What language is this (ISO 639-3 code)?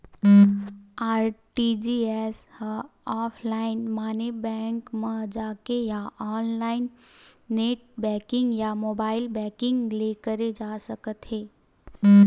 hne